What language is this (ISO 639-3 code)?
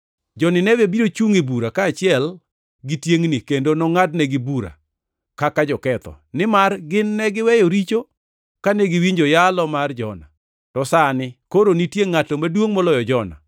luo